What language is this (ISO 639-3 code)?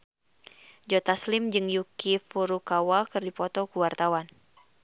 sun